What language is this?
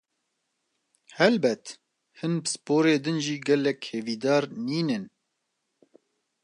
Kurdish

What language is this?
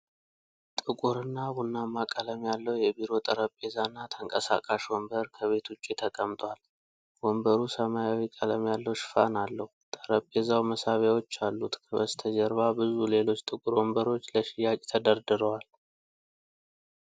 Amharic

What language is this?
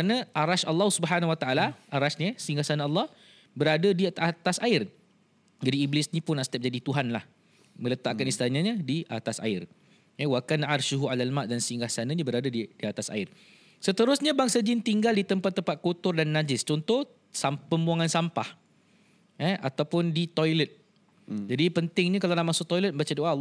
Malay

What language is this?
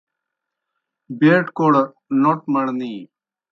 Kohistani Shina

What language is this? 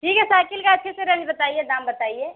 Hindi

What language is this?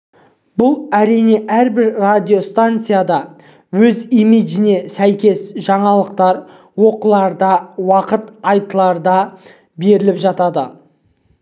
Kazakh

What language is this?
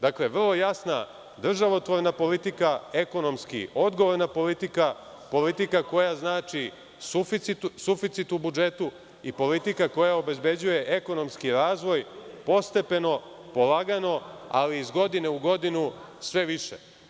Serbian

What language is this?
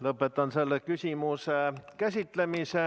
Estonian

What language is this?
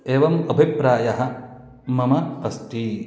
Sanskrit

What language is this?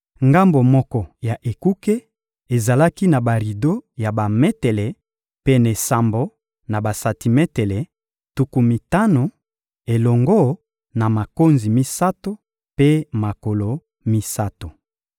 Lingala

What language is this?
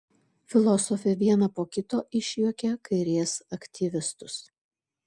Lithuanian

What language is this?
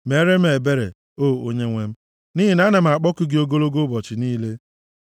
Igbo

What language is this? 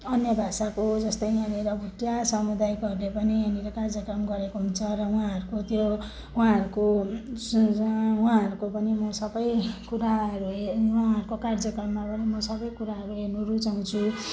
Nepali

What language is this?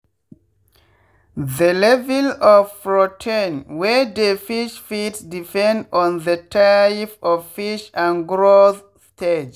Nigerian Pidgin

